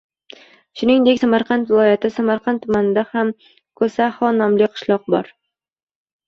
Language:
Uzbek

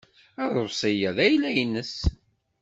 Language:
Kabyle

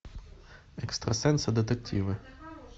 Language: Russian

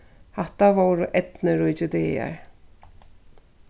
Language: Faroese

